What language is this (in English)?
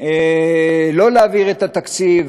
Hebrew